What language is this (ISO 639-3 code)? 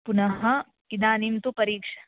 san